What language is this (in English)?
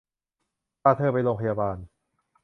Thai